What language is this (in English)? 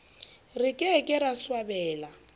Southern Sotho